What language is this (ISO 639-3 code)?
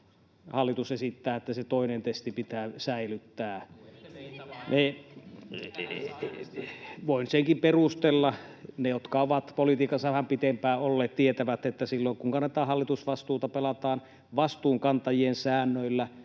fin